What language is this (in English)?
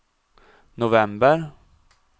Swedish